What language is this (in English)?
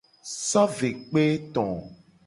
Gen